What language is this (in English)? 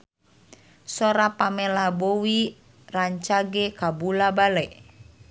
Sundanese